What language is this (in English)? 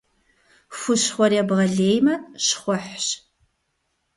Kabardian